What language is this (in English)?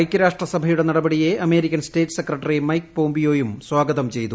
Malayalam